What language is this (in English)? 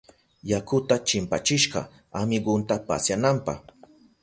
Southern Pastaza Quechua